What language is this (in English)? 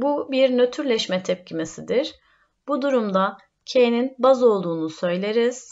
Turkish